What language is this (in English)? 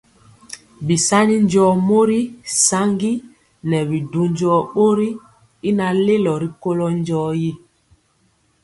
Mpiemo